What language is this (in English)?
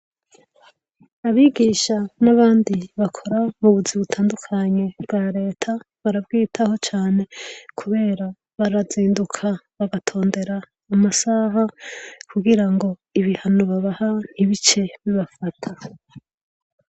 Rundi